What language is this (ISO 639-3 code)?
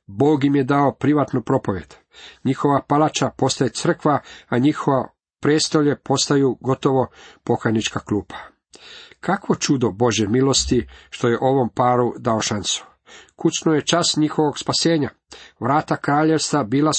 hrv